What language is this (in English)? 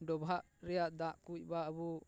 Santali